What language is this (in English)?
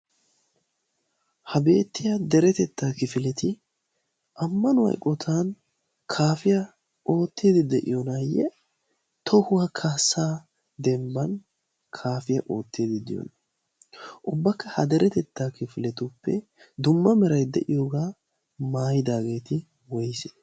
Wolaytta